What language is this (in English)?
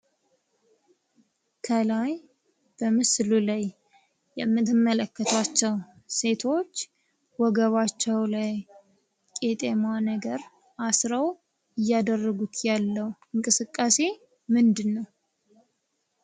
Amharic